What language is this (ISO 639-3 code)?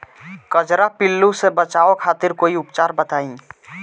bho